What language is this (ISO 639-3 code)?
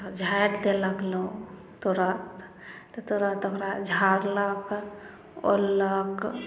mai